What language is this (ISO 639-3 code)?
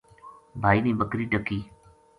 gju